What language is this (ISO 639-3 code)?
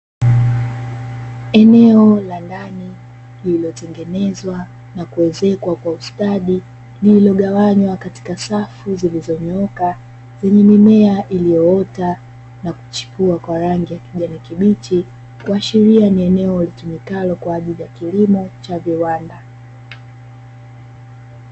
swa